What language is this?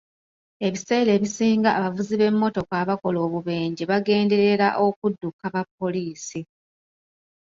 Ganda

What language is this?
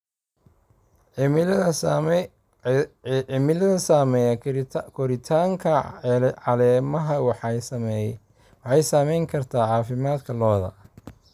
Somali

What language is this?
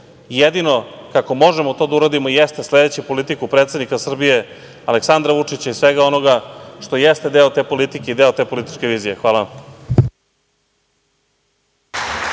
Serbian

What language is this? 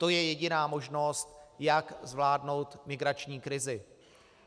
Czech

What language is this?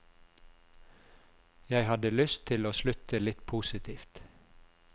Norwegian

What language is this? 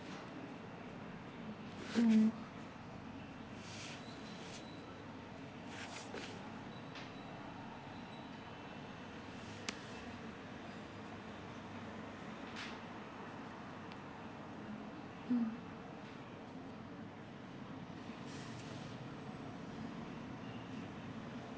English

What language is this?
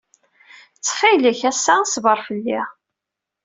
Kabyle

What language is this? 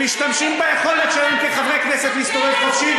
Hebrew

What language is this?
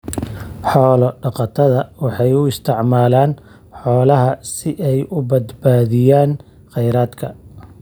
Somali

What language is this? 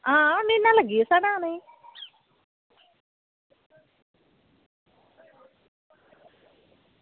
Dogri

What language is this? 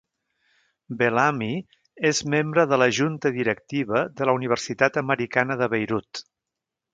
Catalan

